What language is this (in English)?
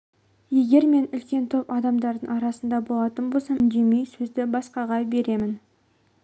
Kazakh